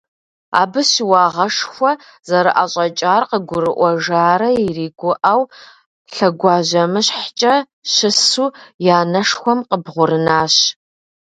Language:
Kabardian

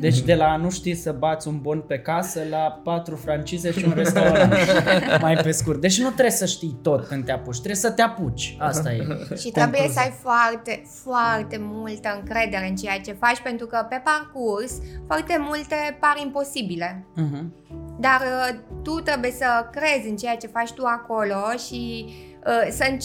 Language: Romanian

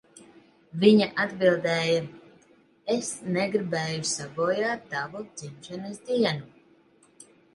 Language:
Latvian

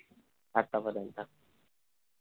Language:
Marathi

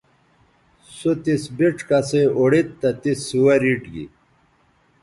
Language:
Bateri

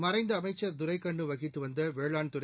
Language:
Tamil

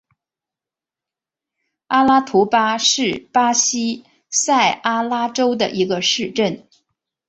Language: Chinese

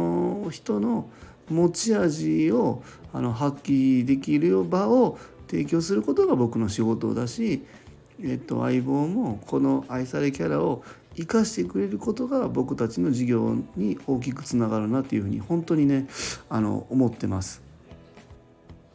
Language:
Japanese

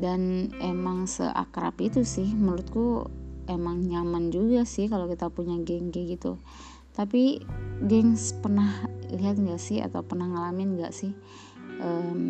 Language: Indonesian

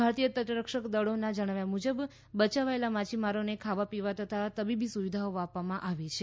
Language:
Gujarati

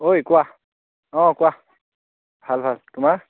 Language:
Assamese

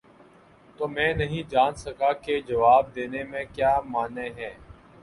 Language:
Urdu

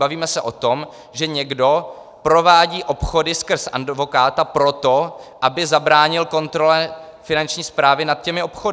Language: Czech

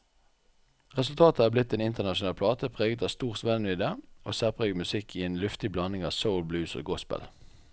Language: Norwegian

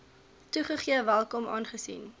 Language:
Afrikaans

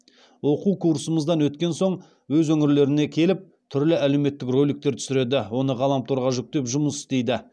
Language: Kazakh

